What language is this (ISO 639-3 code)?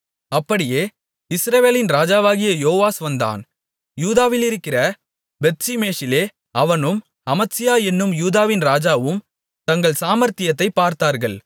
tam